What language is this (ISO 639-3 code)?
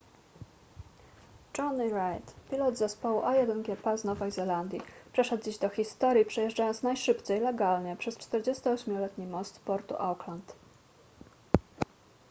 pol